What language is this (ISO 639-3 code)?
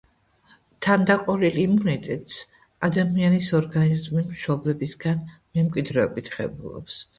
kat